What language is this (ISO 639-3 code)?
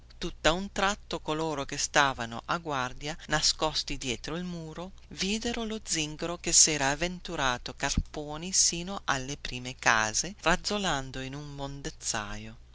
ita